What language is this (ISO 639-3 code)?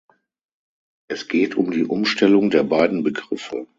deu